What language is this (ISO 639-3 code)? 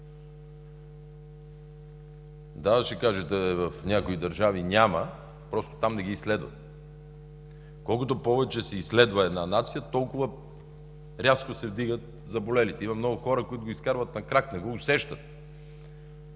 bul